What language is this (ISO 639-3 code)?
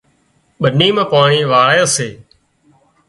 kxp